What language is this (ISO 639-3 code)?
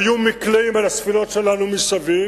heb